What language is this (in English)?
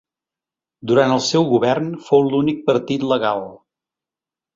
Catalan